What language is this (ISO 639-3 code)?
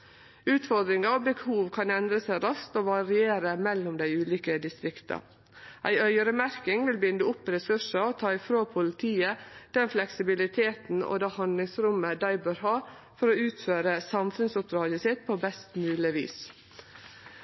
nno